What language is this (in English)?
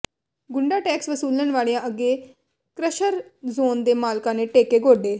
Punjabi